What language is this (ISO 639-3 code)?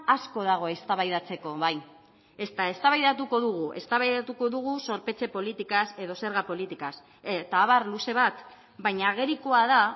eus